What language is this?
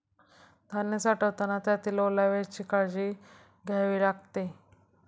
Marathi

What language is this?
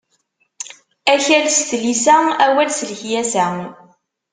Kabyle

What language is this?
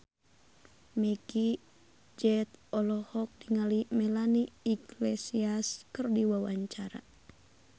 Sundanese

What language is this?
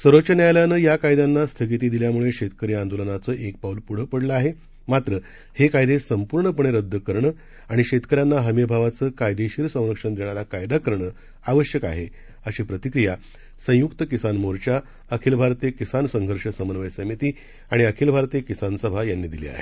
Marathi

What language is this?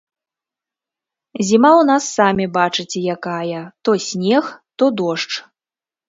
Belarusian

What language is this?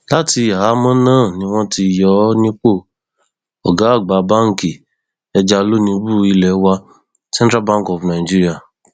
Yoruba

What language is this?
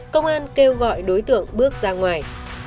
Vietnamese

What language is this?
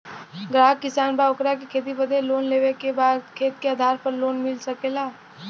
Bhojpuri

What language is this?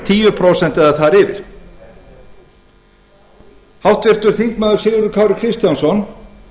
Icelandic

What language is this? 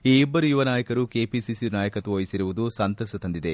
Kannada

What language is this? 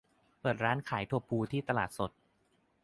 Thai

